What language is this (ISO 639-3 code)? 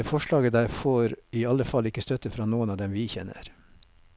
nor